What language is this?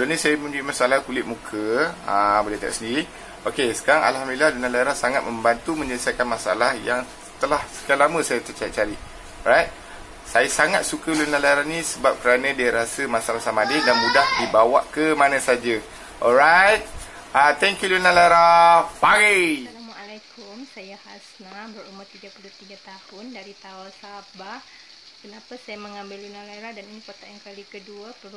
Malay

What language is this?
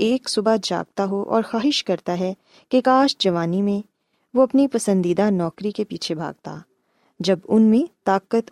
Urdu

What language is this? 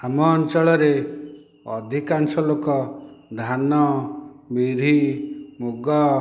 Odia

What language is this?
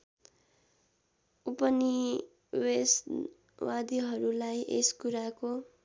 Nepali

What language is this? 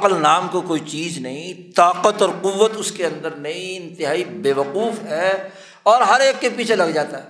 Urdu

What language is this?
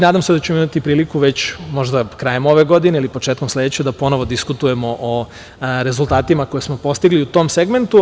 Serbian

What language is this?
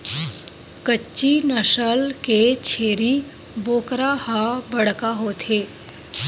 Chhattisgarhi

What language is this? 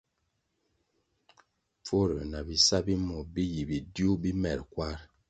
Kwasio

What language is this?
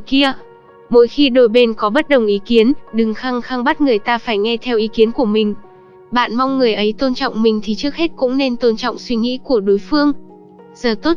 Vietnamese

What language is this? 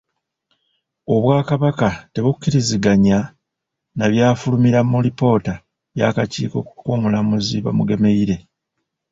Ganda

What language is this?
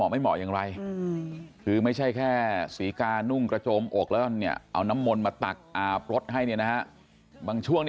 Thai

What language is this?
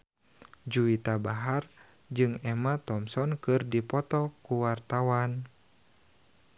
Sundanese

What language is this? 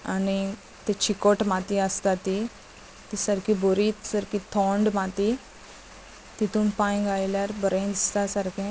Konkani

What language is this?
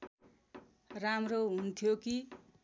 Nepali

